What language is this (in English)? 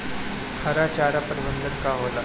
Bhojpuri